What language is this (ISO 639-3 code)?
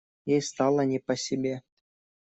rus